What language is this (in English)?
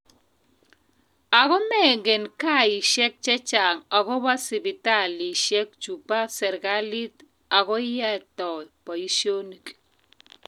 Kalenjin